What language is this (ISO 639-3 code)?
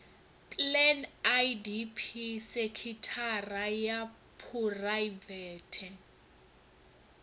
ven